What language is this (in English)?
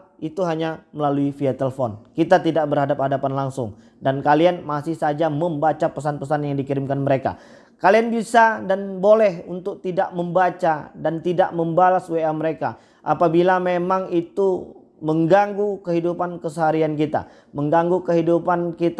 Indonesian